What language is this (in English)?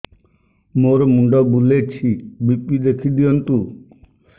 Odia